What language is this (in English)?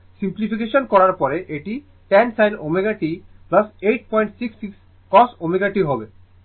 Bangla